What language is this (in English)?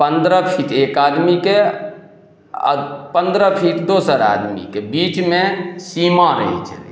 Maithili